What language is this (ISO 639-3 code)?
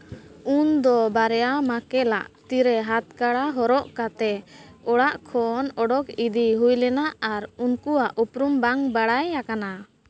sat